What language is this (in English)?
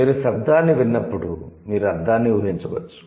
Telugu